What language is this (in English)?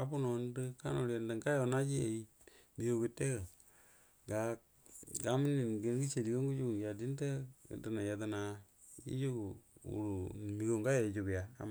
Buduma